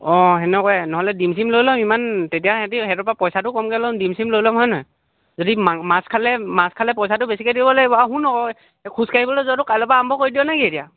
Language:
Assamese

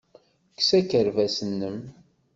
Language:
Kabyle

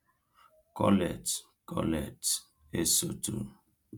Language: Igbo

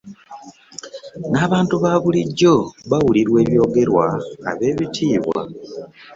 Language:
Ganda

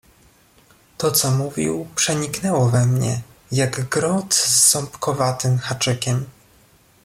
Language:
Polish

